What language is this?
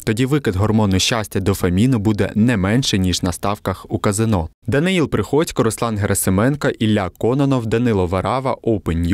Ukrainian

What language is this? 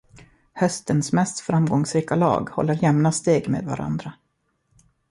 Swedish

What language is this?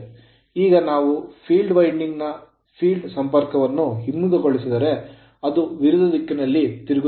Kannada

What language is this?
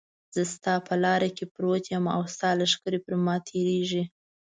Pashto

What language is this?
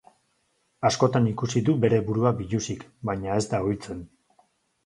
Basque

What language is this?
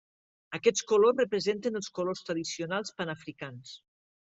Catalan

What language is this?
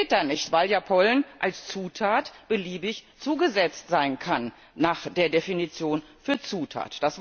German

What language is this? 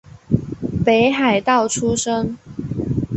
Chinese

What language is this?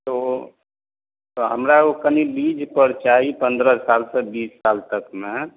Maithili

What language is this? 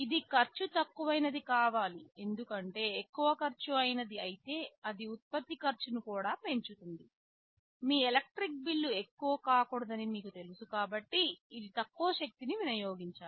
Telugu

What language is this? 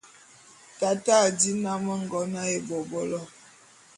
Bulu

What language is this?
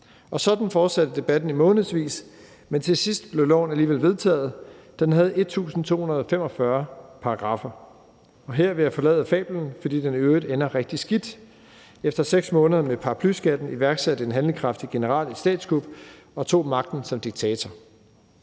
Danish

